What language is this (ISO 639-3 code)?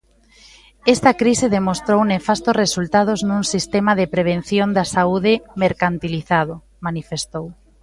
glg